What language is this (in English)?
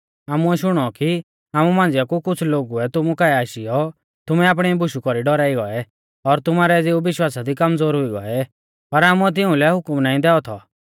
Mahasu Pahari